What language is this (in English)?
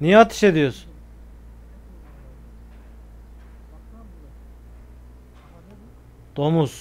Turkish